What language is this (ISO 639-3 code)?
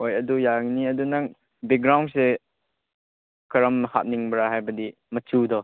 mni